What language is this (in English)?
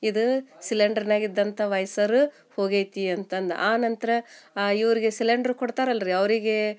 Kannada